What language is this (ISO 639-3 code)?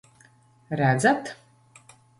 lav